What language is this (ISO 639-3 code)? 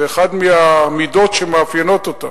heb